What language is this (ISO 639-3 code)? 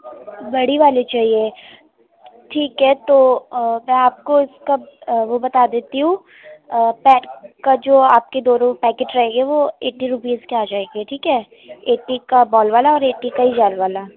urd